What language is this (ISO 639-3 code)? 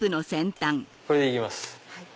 jpn